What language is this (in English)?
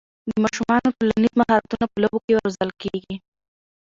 Pashto